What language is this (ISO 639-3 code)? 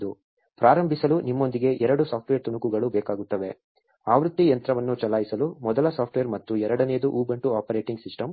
kan